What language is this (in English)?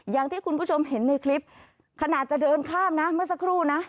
Thai